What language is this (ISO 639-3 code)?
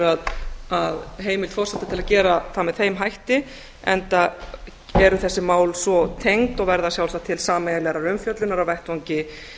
isl